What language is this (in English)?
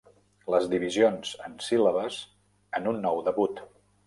Catalan